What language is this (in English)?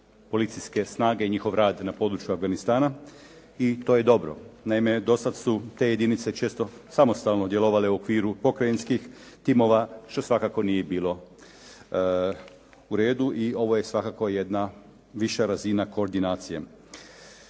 Croatian